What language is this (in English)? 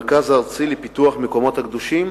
Hebrew